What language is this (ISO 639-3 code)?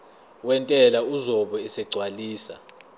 zul